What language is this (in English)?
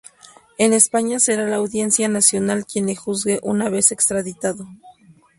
Spanish